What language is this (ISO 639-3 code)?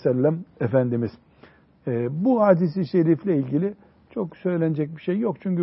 tur